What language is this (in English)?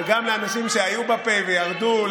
Hebrew